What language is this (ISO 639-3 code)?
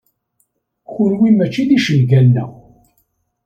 kab